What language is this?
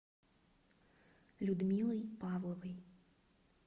Russian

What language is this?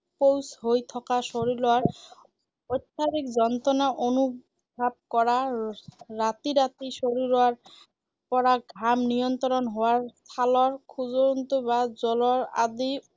Assamese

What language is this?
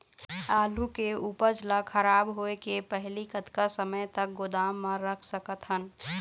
Chhattisgarhi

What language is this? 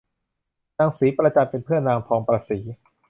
Thai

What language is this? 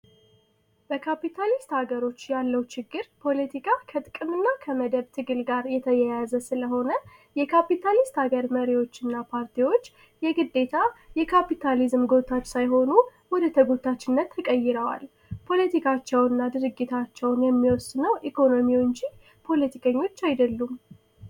Amharic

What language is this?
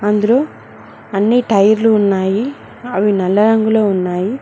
Telugu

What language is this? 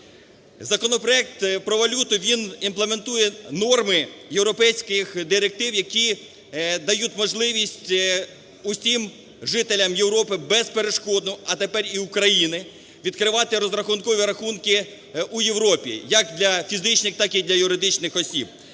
Ukrainian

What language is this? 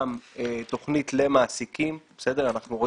Hebrew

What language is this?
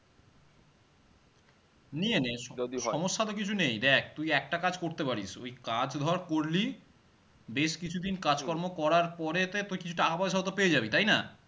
Bangla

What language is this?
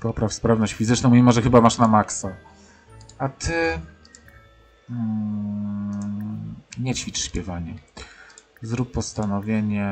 Polish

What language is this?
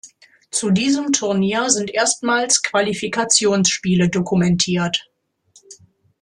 German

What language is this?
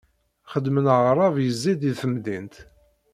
Kabyle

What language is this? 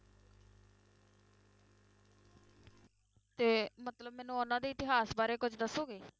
Punjabi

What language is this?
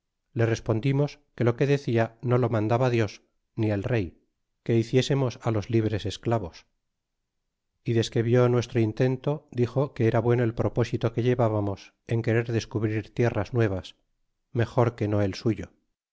Spanish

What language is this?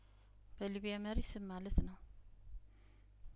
Amharic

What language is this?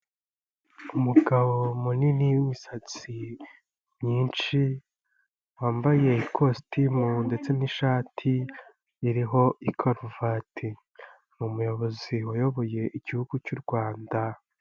Kinyarwanda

